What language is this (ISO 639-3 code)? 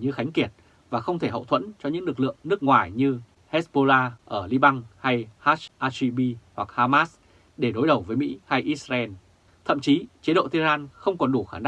vie